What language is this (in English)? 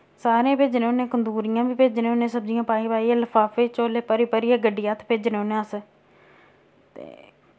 Dogri